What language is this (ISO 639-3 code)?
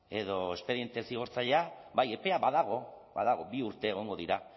eus